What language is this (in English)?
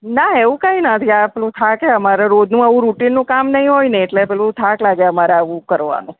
Gujarati